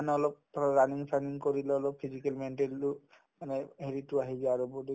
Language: Assamese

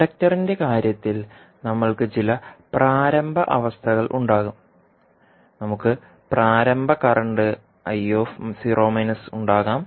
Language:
Malayalam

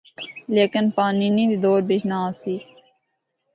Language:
Northern Hindko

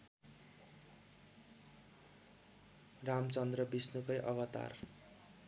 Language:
Nepali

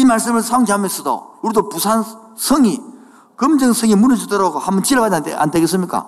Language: Korean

